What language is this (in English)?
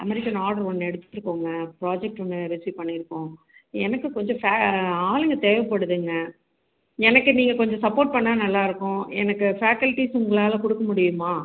Tamil